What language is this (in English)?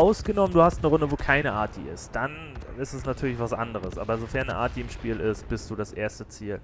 German